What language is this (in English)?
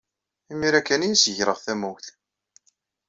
Kabyle